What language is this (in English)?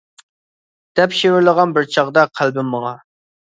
Uyghur